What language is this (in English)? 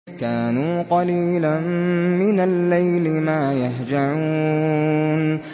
Arabic